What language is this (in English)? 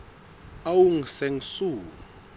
Southern Sotho